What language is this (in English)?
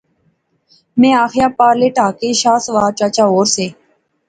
Pahari-Potwari